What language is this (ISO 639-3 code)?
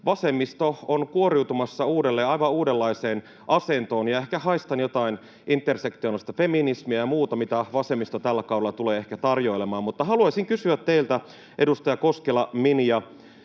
fin